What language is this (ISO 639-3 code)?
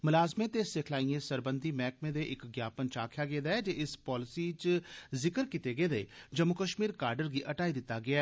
doi